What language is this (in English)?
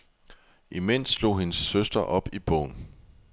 Danish